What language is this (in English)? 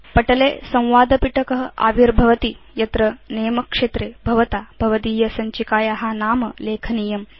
Sanskrit